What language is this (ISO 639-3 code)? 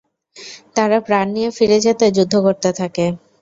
ben